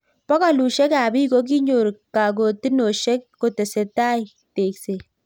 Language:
Kalenjin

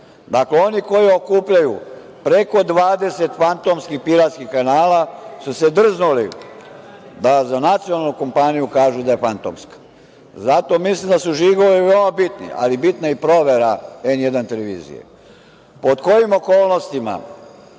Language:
Serbian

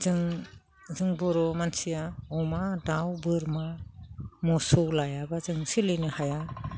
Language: Bodo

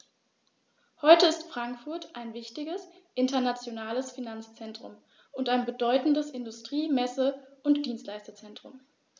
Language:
German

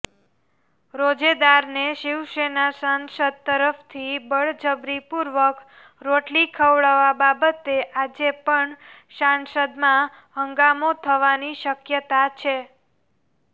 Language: Gujarati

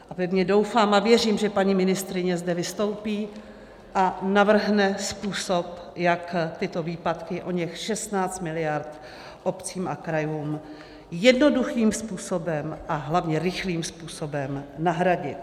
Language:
Czech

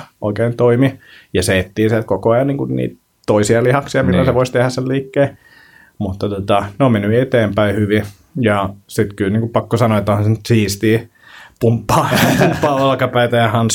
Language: Finnish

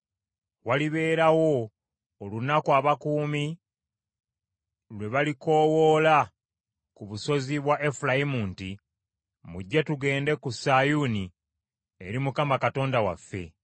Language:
Ganda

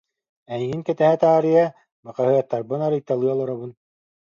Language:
Yakut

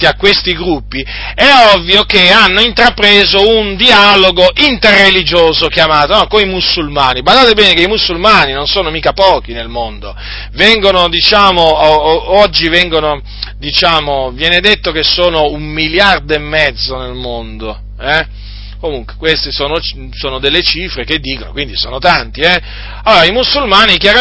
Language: Italian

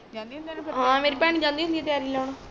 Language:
Punjabi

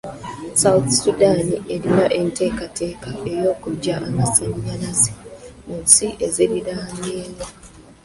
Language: Ganda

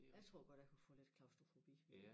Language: Danish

